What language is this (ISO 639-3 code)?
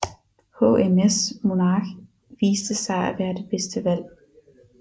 dan